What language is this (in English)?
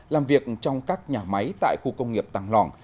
Vietnamese